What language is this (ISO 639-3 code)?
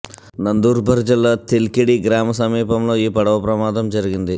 tel